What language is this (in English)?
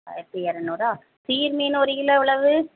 Tamil